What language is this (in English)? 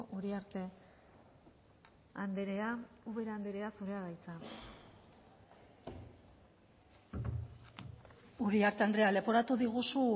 Basque